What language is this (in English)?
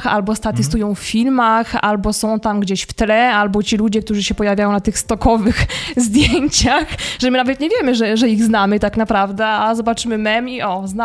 Polish